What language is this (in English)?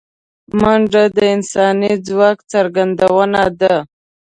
Pashto